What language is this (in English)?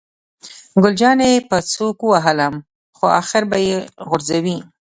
Pashto